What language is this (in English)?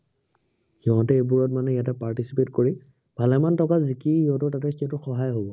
Assamese